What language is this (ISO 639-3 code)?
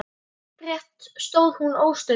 isl